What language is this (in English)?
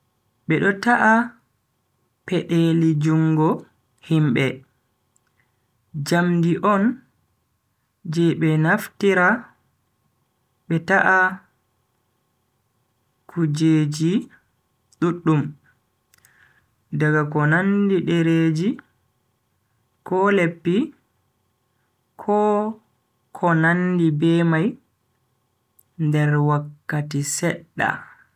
Bagirmi Fulfulde